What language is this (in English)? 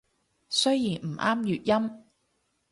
Cantonese